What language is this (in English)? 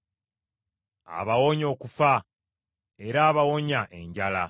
Ganda